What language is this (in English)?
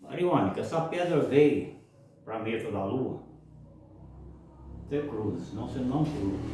Portuguese